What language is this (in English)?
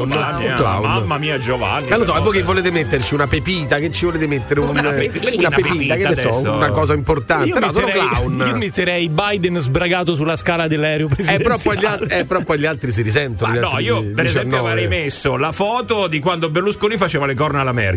Italian